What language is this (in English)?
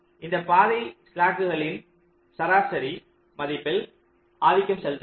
Tamil